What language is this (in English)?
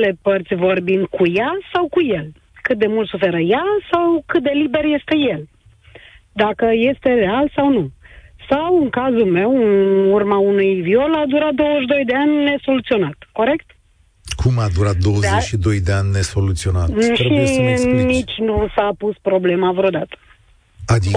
Romanian